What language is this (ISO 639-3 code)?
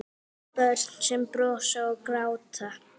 isl